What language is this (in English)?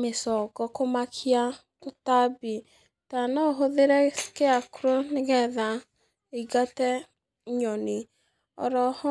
Kikuyu